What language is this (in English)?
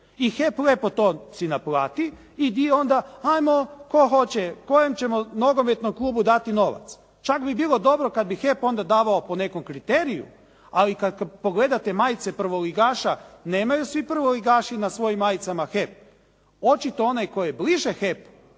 Croatian